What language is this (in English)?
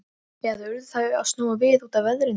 Icelandic